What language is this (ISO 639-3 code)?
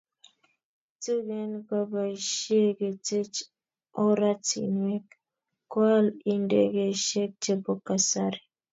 kln